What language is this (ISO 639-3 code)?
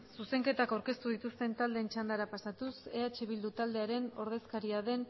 eus